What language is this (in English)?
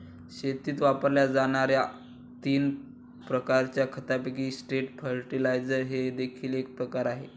Marathi